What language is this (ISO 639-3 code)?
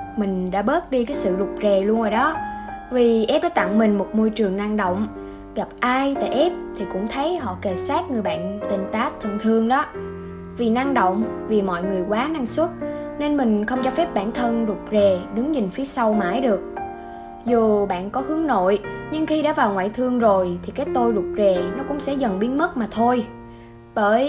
vie